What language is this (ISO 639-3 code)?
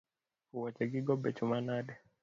luo